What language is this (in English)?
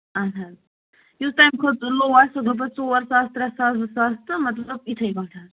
Kashmiri